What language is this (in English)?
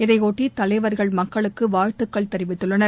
Tamil